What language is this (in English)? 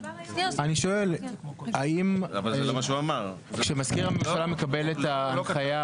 Hebrew